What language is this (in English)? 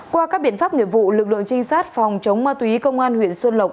Vietnamese